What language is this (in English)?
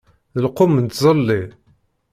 Kabyle